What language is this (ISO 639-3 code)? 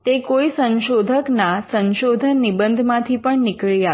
guj